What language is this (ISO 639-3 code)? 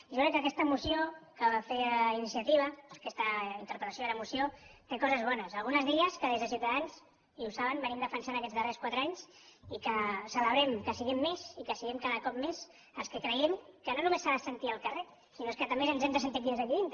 cat